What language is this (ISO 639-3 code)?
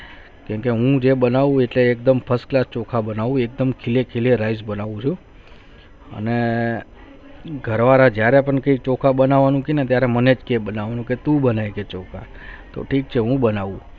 guj